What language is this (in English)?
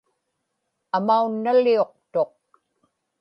Inupiaq